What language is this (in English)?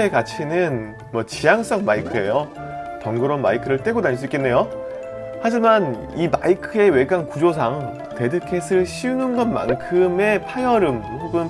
Korean